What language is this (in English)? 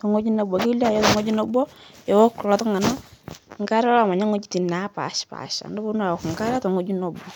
Masai